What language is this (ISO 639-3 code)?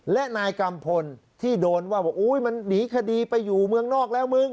tha